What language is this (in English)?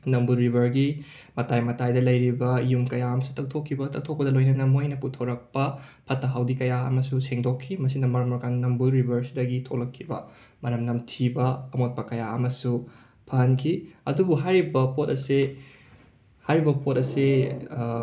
Manipuri